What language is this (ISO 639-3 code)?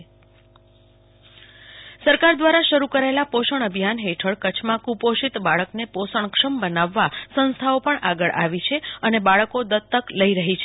guj